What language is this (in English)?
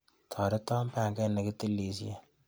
Kalenjin